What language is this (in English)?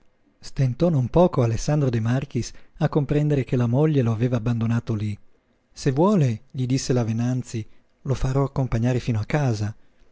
Italian